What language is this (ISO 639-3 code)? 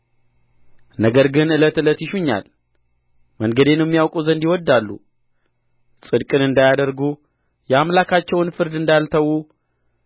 amh